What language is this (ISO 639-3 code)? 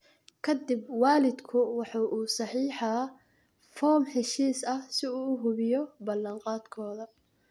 som